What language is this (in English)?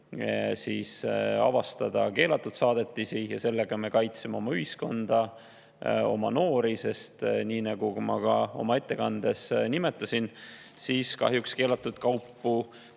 Estonian